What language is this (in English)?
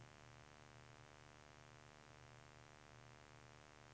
Swedish